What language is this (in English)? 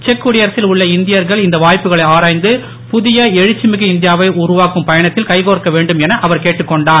Tamil